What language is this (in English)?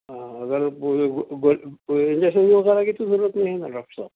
Urdu